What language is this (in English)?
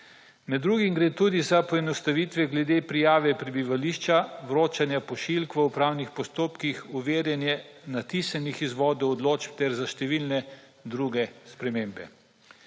Slovenian